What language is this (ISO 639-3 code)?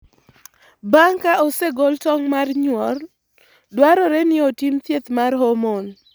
luo